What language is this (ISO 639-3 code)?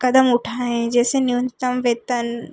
hin